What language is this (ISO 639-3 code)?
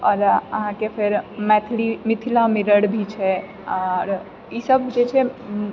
mai